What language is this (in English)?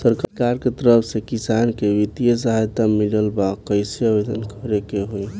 Bhojpuri